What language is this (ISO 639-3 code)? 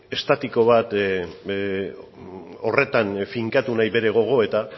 eus